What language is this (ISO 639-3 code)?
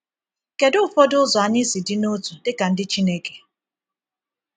ibo